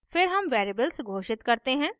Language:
Hindi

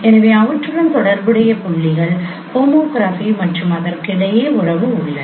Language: Tamil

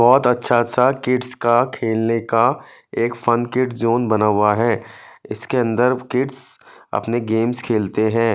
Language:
Hindi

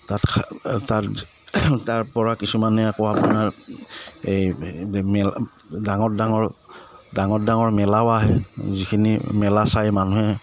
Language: Assamese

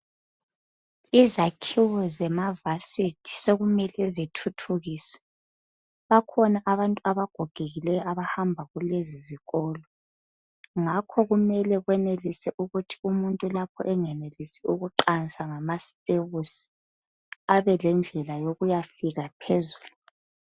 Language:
North Ndebele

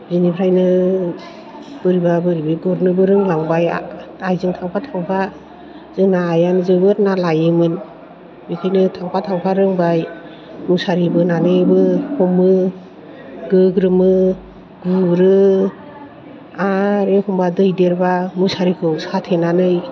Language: Bodo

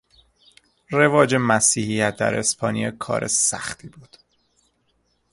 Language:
Persian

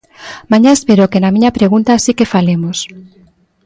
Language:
Galician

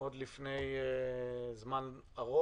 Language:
Hebrew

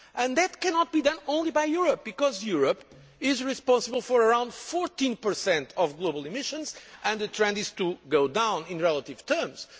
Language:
English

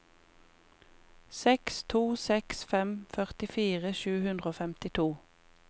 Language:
Norwegian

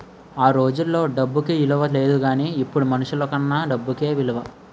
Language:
Telugu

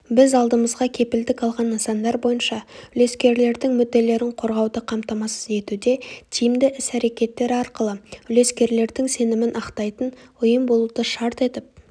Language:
Kazakh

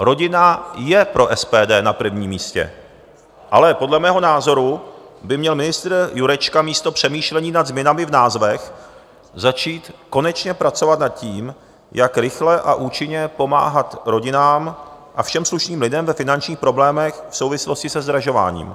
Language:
Czech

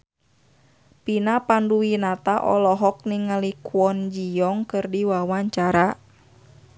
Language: Sundanese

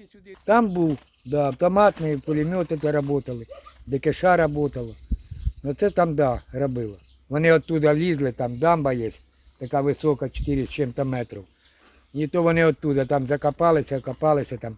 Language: Ukrainian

